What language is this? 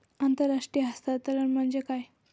Marathi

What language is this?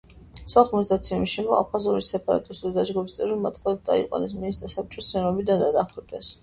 Georgian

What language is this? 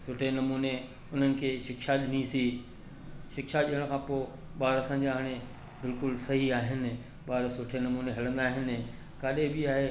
Sindhi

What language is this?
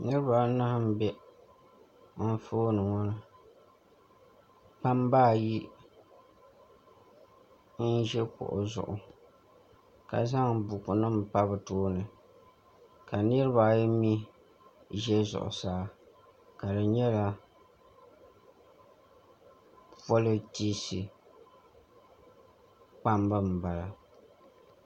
Dagbani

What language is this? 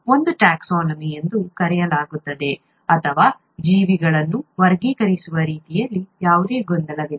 Kannada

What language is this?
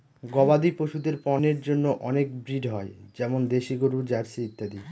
Bangla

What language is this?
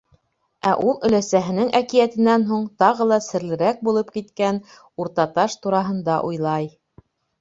Bashkir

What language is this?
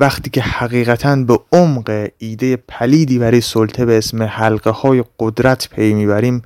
Persian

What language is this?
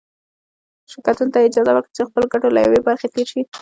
Pashto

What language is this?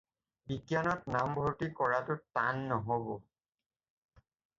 Assamese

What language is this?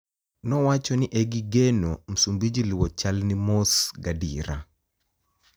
Luo (Kenya and Tanzania)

